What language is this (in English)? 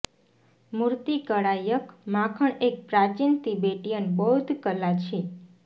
Gujarati